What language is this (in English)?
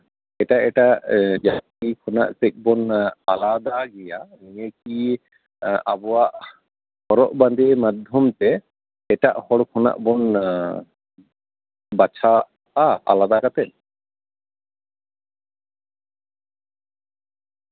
Santali